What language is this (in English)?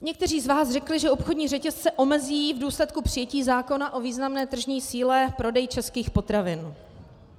Czech